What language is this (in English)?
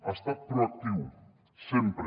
Catalan